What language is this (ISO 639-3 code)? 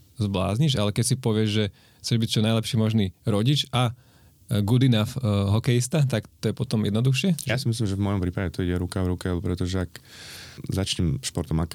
slk